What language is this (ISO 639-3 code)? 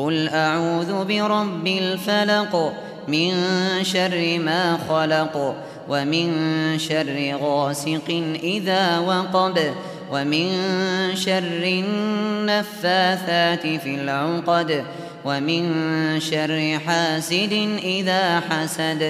ara